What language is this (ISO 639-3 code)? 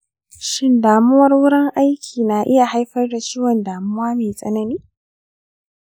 hau